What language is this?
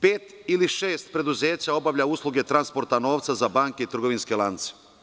Serbian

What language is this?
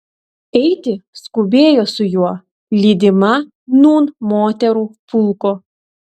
Lithuanian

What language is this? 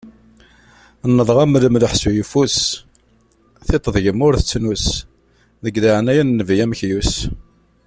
Kabyle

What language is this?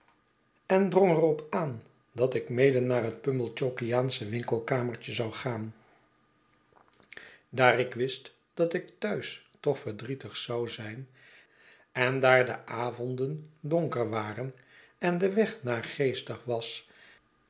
Dutch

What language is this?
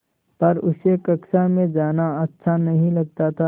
Hindi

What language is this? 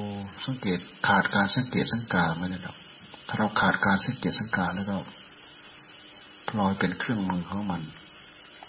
Thai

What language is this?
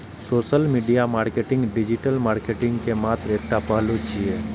Maithili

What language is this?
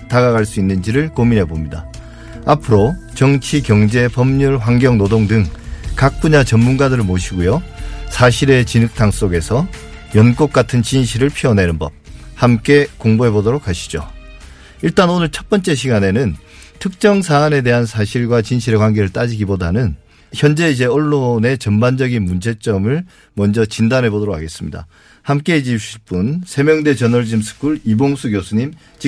Korean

